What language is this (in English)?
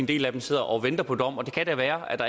Danish